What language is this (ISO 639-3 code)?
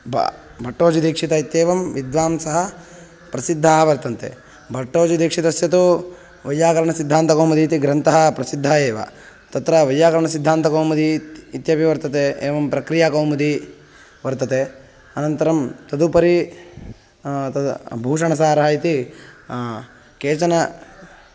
san